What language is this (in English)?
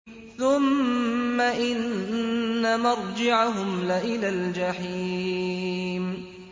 Arabic